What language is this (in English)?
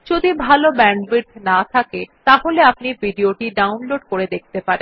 Bangla